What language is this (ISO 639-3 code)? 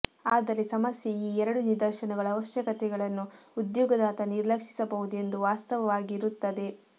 kan